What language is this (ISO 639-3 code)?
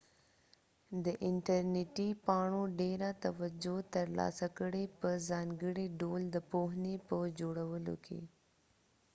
pus